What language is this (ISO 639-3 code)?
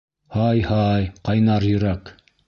bak